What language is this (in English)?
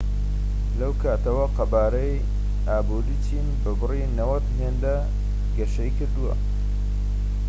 Central Kurdish